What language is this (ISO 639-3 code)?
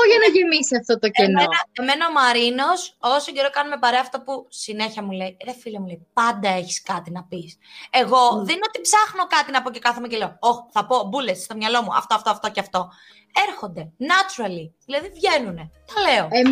ell